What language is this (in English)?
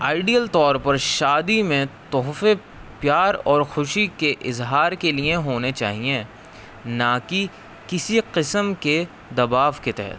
Urdu